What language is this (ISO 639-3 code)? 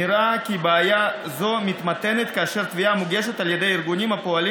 heb